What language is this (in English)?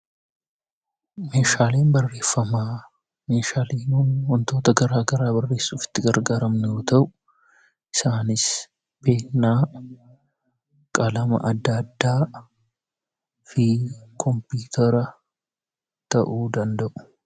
Oromo